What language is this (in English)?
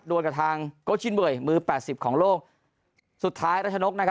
Thai